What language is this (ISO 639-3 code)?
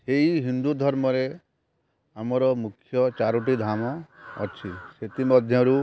ori